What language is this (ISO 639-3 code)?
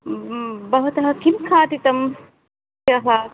san